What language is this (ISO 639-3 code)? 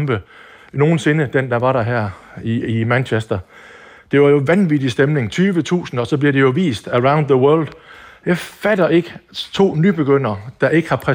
dan